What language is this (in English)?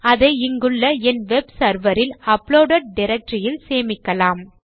Tamil